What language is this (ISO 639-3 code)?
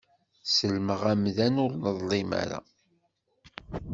kab